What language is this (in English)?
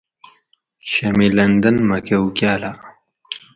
Gawri